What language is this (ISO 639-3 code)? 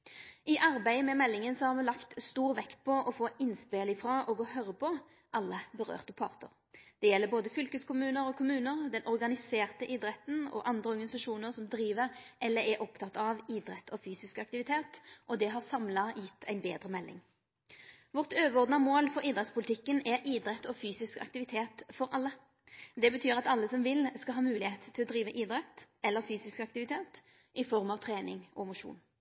nno